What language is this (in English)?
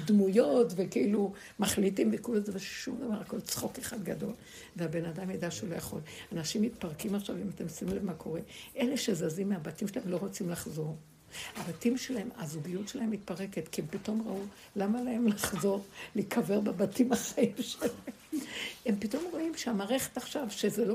Hebrew